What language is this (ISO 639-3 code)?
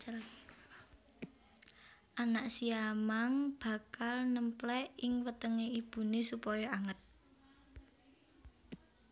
jav